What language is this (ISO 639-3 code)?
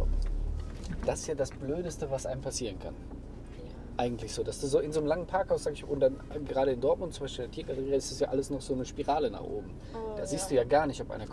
deu